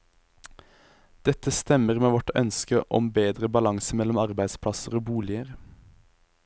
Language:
Norwegian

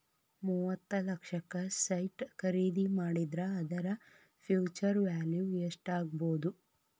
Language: Kannada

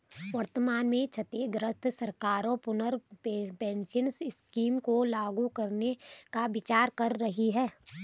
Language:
Hindi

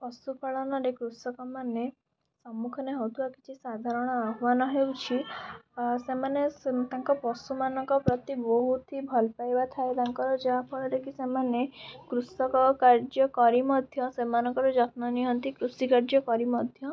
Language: Odia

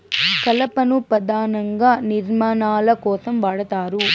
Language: Telugu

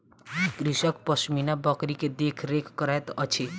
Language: Maithili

